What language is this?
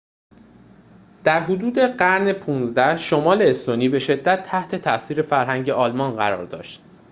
Persian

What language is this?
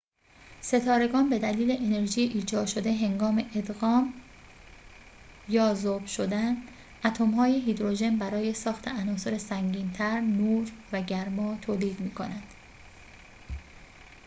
Persian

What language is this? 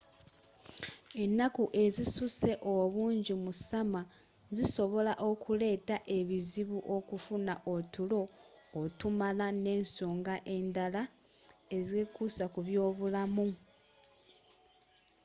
Ganda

